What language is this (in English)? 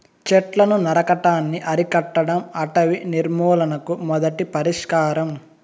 Telugu